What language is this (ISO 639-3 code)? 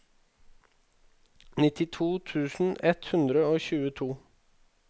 nor